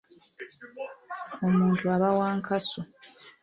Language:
Ganda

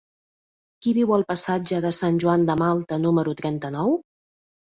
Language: Catalan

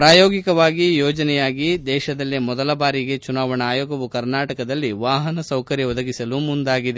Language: Kannada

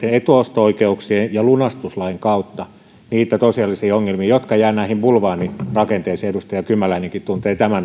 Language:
Finnish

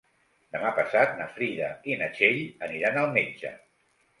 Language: Catalan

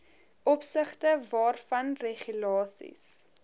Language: Afrikaans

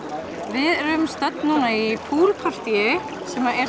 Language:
Icelandic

